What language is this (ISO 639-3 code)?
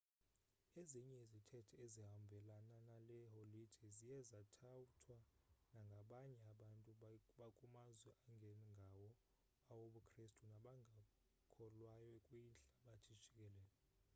xho